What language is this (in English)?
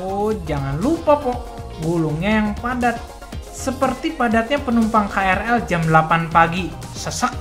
Indonesian